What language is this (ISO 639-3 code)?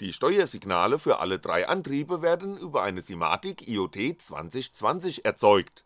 deu